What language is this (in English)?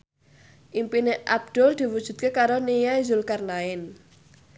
Javanese